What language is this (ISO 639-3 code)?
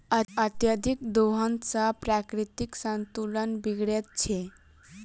mai